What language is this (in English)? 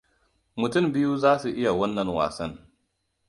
Hausa